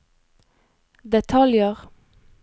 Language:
Norwegian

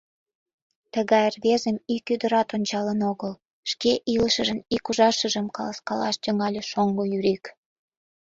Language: Mari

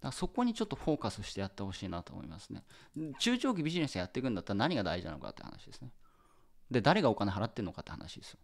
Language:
Japanese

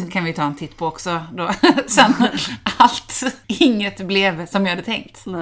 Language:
Swedish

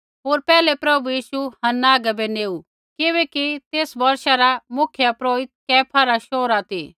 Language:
Kullu Pahari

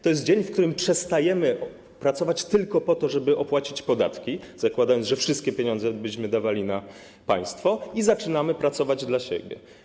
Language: Polish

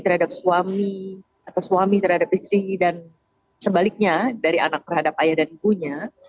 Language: Indonesian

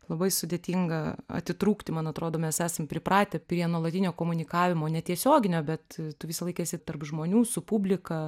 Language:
Lithuanian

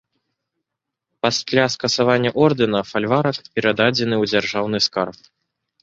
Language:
Belarusian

